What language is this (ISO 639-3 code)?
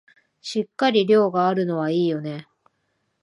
jpn